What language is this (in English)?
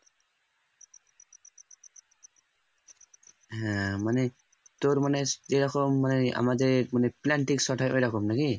Bangla